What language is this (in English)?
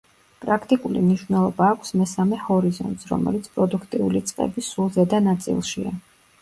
Georgian